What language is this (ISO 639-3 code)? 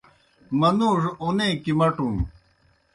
plk